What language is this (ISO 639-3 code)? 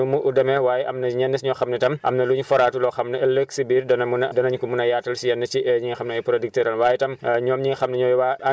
wol